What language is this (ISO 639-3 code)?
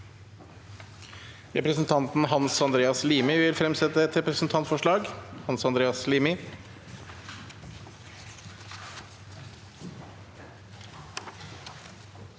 nor